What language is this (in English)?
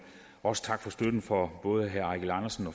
Danish